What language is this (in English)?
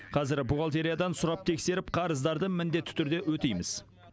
Kazakh